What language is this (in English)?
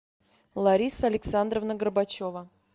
Russian